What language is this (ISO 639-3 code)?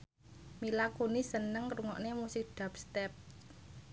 jav